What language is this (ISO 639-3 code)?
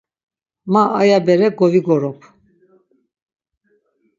lzz